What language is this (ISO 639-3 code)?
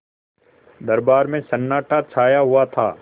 hin